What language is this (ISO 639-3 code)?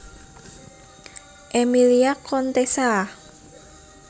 jav